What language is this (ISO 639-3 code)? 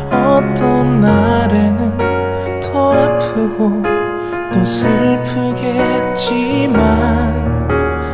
kor